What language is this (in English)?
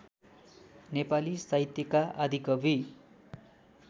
Nepali